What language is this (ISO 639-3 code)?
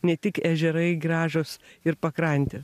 lit